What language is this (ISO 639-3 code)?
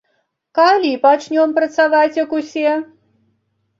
bel